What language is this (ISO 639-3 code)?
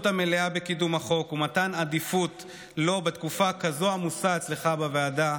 heb